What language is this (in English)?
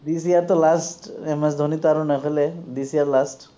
Assamese